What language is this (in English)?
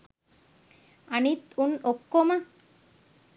Sinhala